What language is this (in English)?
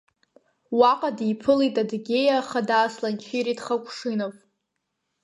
Abkhazian